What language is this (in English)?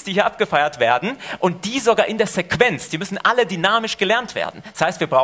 German